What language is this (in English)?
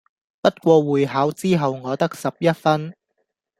Cantonese